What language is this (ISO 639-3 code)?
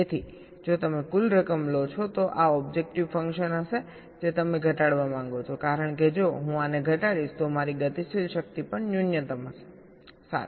guj